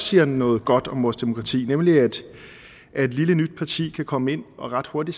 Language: Danish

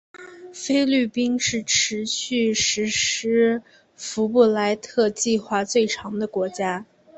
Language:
Chinese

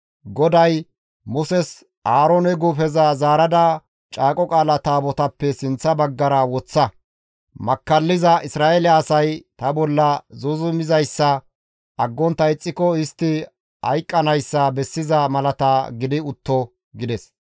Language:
Gamo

